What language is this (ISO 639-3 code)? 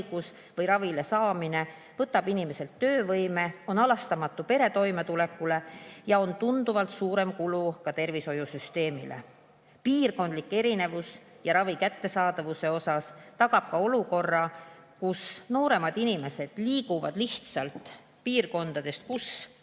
est